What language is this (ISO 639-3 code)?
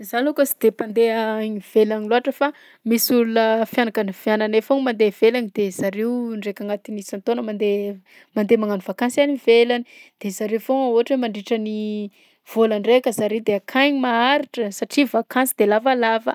bzc